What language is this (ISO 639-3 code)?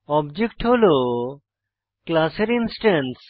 ben